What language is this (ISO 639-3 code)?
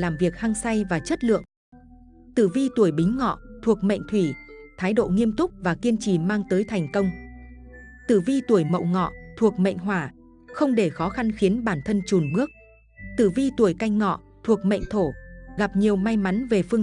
vie